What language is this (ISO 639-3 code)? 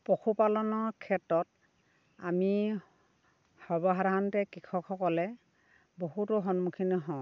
asm